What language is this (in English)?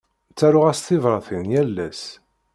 Kabyle